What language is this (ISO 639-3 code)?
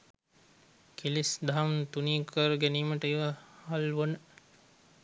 sin